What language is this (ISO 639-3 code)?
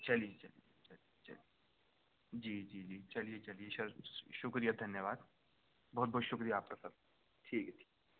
urd